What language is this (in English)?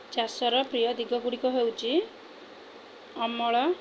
Odia